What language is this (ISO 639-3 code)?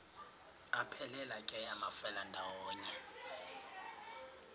xho